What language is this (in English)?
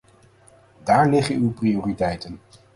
Dutch